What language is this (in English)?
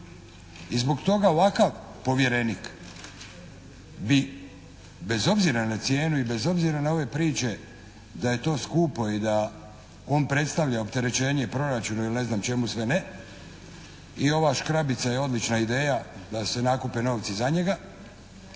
Croatian